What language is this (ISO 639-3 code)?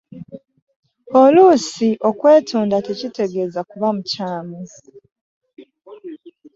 lug